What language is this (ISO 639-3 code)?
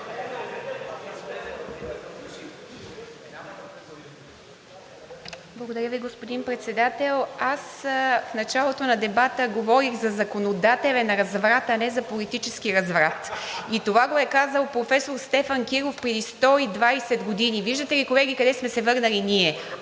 bul